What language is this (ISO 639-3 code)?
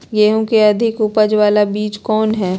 mag